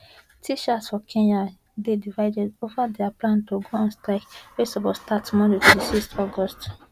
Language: Nigerian Pidgin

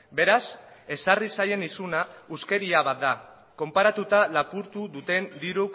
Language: Basque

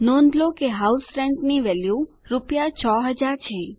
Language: Gujarati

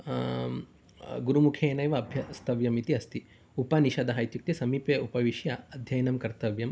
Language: Sanskrit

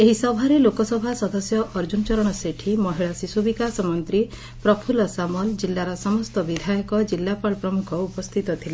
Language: Odia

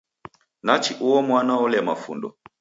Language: Taita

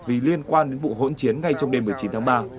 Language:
Vietnamese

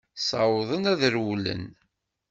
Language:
Kabyle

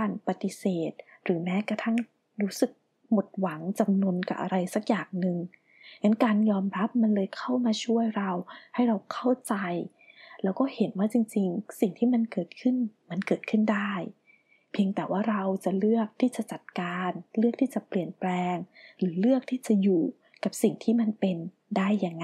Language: Thai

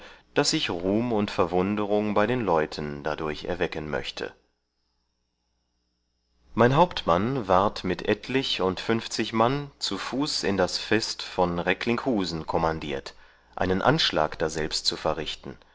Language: German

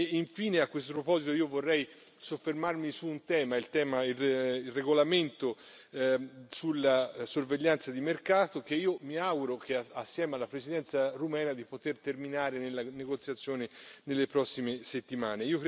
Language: Italian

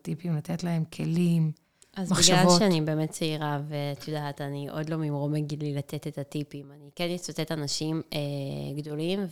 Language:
Hebrew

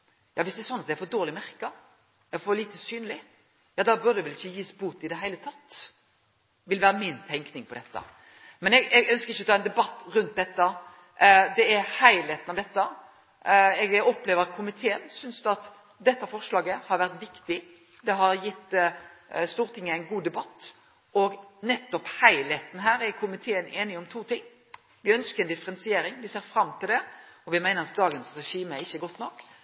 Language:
Norwegian Nynorsk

